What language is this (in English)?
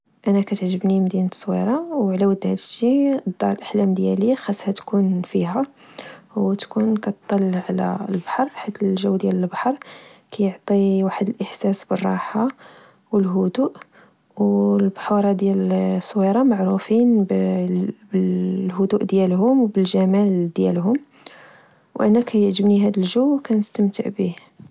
Moroccan Arabic